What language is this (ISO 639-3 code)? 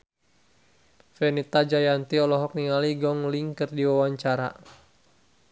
sun